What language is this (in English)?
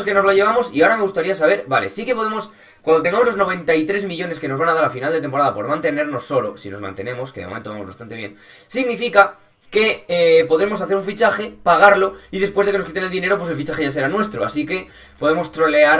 Spanish